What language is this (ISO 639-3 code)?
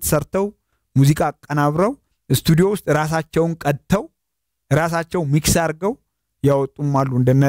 ara